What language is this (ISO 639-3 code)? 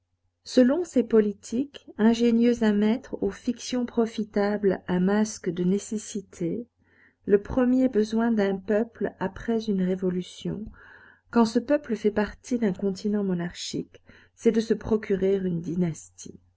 fra